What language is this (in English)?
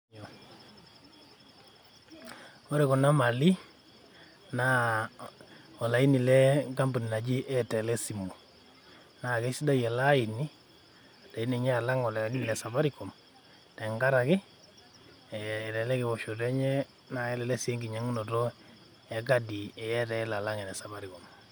Masai